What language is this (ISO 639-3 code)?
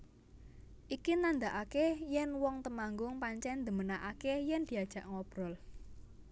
jav